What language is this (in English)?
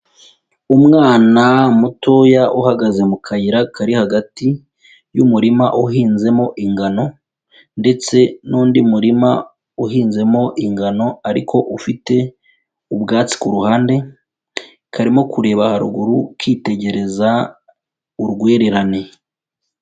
Kinyarwanda